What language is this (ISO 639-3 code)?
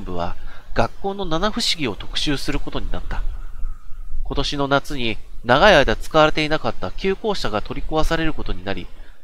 jpn